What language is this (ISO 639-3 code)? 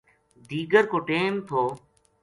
gju